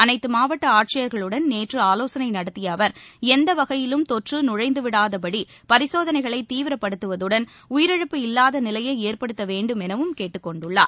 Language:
Tamil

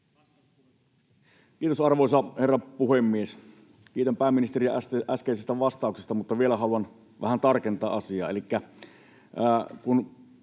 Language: Finnish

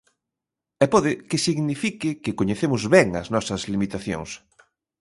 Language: Galician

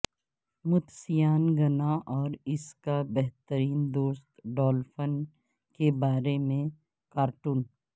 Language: Urdu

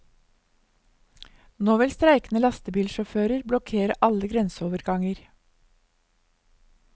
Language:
Norwegian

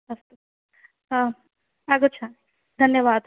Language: Sanskrit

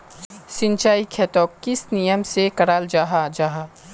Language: Magahi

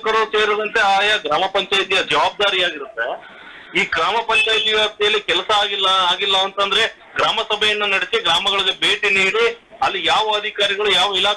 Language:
Romanian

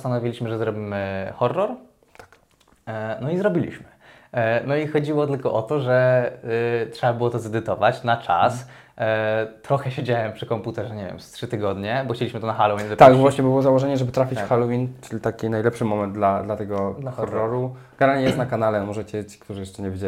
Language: Polish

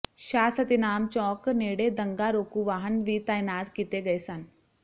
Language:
Punjabi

